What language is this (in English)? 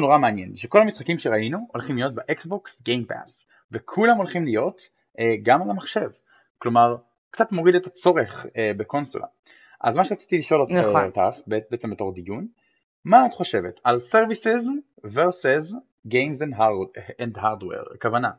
Hebrew